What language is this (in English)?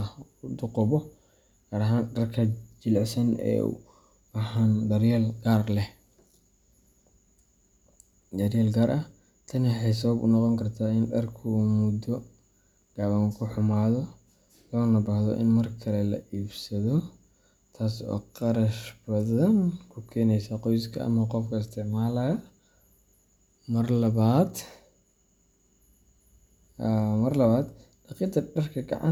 Somali